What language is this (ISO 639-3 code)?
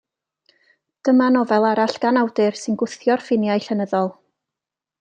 cym